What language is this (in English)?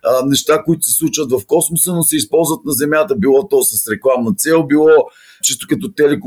Bulgarian